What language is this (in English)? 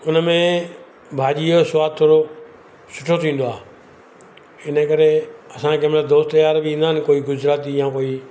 Sindhi